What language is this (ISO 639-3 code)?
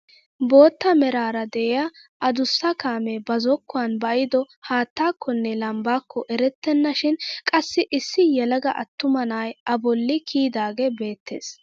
wal